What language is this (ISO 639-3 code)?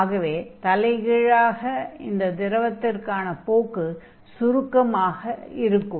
tam